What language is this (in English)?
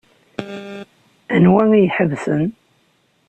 Kabyle